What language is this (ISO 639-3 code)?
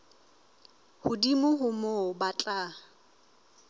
sot